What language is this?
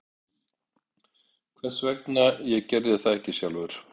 Icelandic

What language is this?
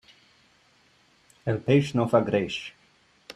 Catalan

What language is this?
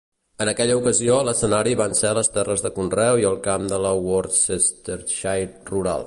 Catalan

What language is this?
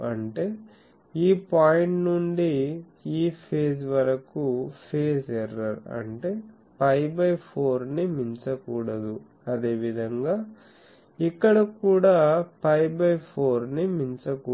Telugu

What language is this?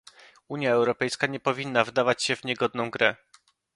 Polish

